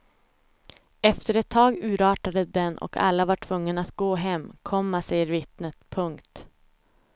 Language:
Swedish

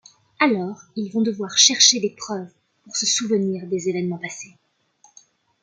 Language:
French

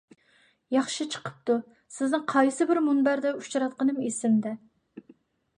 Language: Uyghur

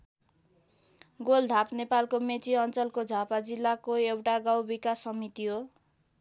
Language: Nepali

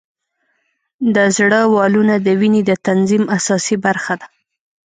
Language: Pashto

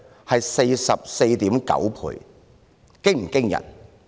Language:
Cantonese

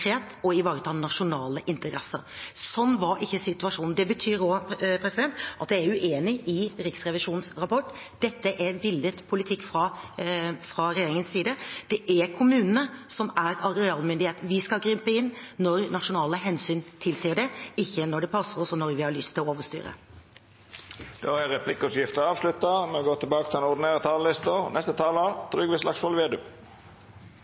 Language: Norwegian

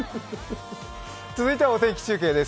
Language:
Japanese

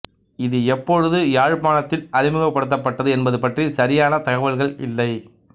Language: Tamil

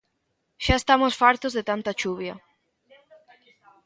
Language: Galician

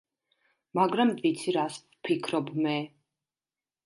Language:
Georgian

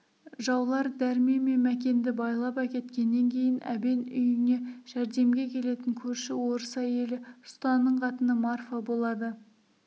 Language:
Kazakh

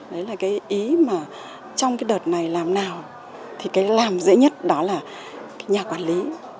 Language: Vietnamese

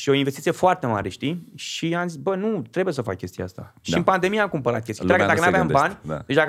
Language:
Romanian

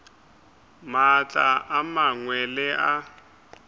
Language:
Northern Sotho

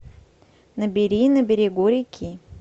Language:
Russian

